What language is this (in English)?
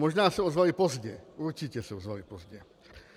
Czech